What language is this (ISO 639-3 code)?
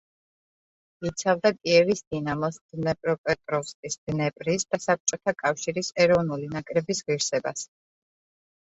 kat